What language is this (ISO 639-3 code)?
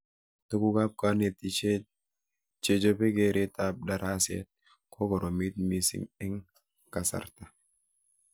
kln